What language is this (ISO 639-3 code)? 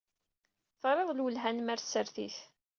kab